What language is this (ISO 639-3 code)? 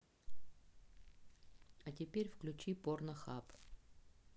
rus